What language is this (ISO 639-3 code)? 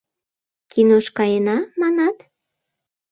chm